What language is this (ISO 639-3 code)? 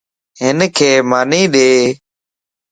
lss